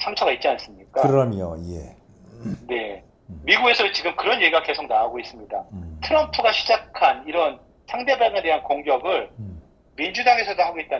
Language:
Korean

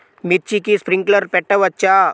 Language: Telugu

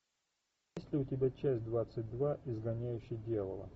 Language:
Russian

